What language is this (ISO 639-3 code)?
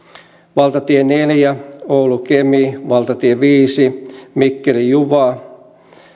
fin